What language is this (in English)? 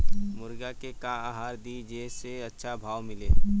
Bhojpuri